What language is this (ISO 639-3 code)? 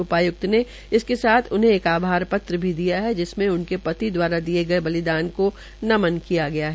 hin